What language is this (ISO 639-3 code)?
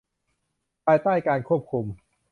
tha